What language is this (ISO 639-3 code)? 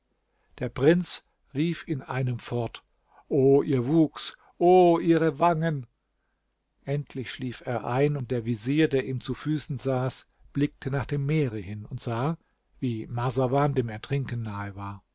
deu